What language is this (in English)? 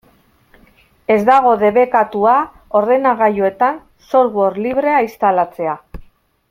Basque